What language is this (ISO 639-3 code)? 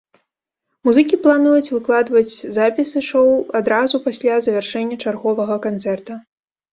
bel